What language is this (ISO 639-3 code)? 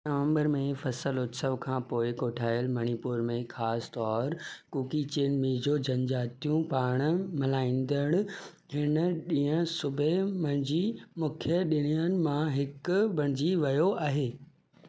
snd